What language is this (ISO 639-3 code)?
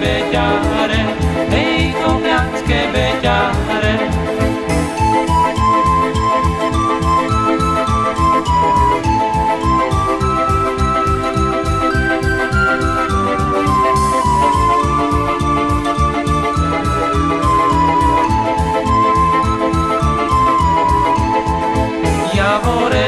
slk